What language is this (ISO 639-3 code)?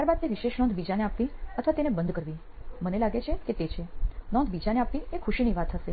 guj